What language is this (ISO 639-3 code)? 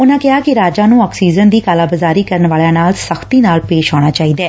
pan